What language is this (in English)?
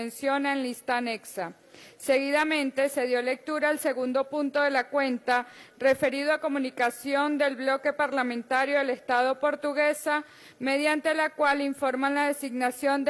Spanish